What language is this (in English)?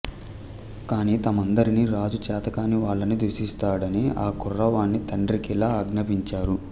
Telugu